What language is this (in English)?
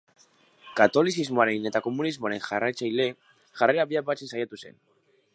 Basque